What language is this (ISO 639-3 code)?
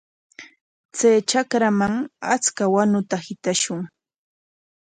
qwa